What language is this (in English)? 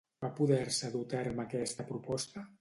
Catalan